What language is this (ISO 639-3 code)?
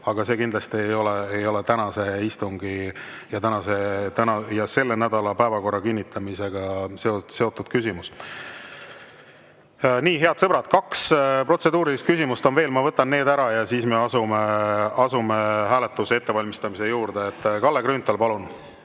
est